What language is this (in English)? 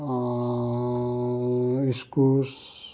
Nepali